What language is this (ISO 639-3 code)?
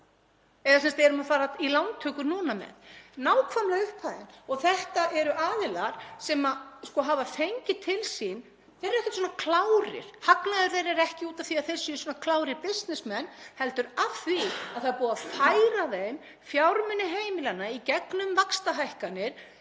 isl